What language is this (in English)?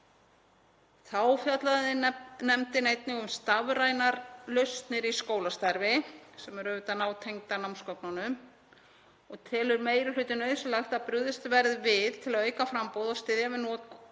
Icelandic